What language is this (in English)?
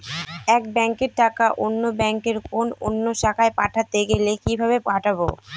Bangla